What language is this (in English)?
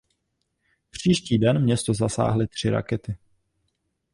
Czech